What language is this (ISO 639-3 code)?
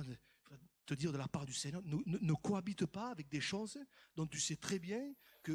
fra